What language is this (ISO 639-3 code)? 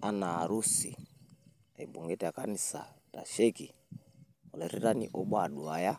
mas